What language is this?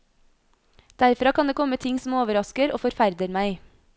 Norwegian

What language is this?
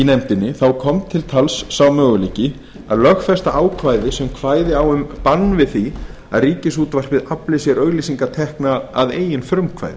Icelandic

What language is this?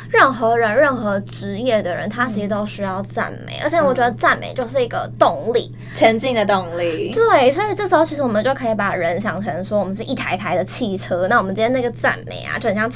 Chinese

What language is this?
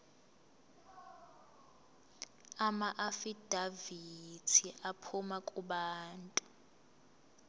Zulu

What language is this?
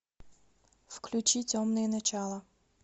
Russian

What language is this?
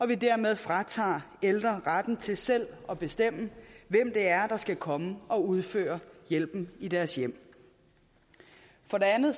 Danish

